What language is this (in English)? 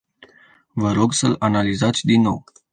Romanian